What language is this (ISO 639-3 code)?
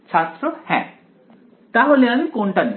ben